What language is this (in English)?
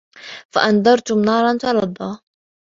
Arabic